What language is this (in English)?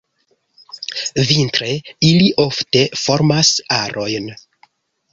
Esperanto